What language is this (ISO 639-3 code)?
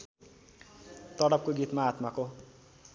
nep